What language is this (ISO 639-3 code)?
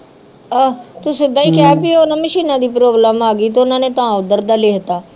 pan